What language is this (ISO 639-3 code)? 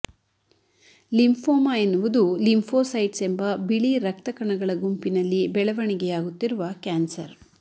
kan